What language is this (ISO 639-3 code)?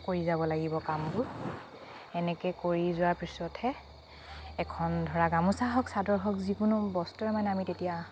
asm